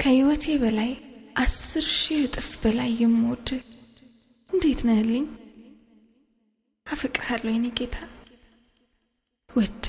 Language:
Arabic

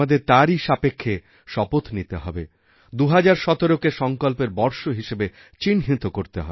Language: Bangla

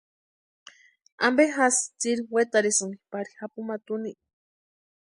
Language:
Western Highland Purepecha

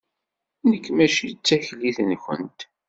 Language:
Kabyle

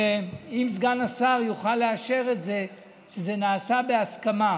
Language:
Hebrew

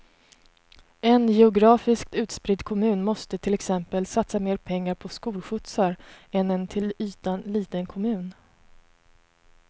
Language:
Swedish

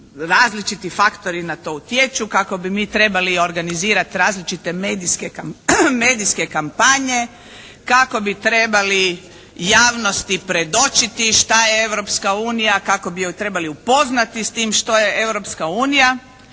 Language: Croatian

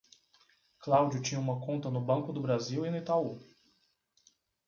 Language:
Portuguese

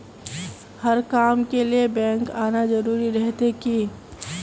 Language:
Magahi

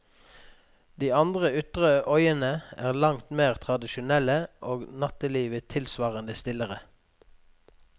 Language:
Norwegian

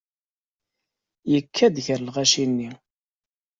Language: Kabyle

